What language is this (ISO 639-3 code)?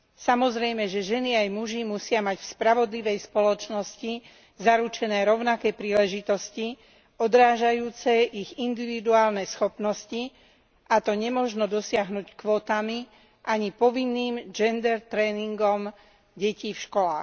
slk